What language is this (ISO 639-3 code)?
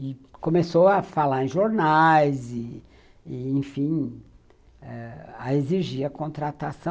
por